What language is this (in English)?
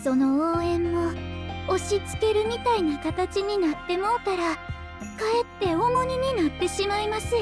Japanese